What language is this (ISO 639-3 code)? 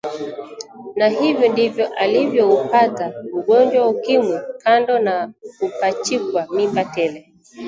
swa